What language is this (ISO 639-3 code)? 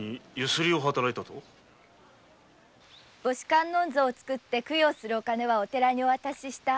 jpn